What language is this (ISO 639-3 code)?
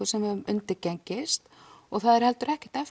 isl